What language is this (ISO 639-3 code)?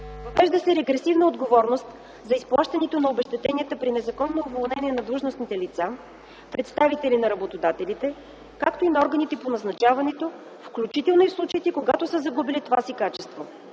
bul